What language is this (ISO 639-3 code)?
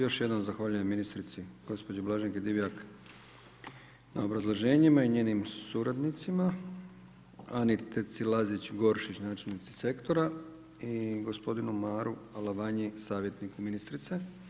hrv